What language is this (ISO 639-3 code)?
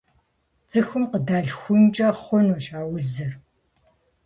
kbd